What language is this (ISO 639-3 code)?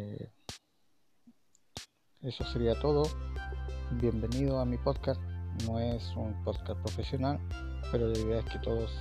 spa